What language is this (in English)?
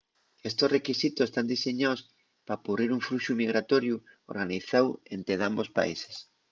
Asturian